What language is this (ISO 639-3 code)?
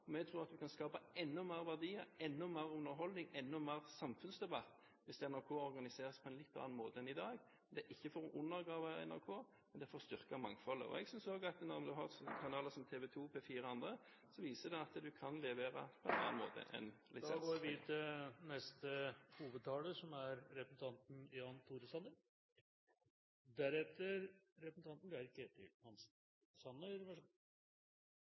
nor